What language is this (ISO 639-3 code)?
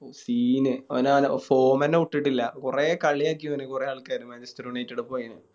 mal